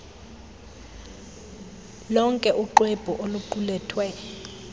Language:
Xhosa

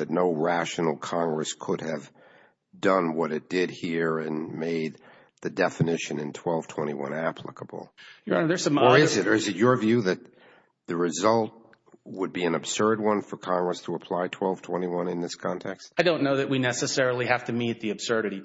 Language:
English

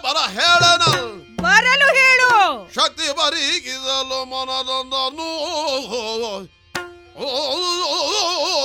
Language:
Kannada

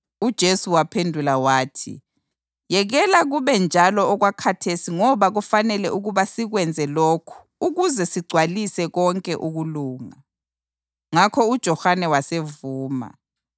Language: North Ndebele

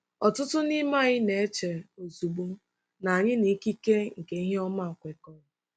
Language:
Igbo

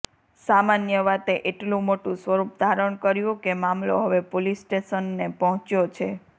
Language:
Gujarati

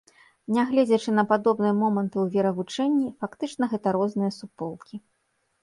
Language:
Belarusian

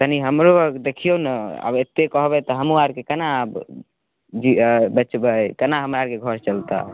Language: Maithili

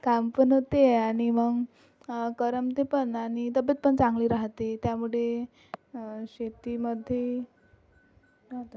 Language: Marathi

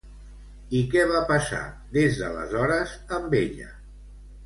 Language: Catalan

